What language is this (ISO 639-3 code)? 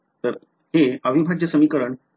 mar